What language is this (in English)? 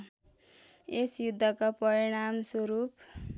Nepali